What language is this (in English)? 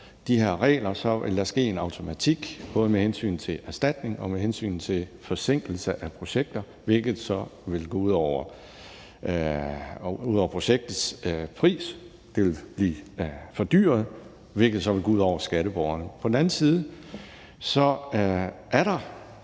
Danish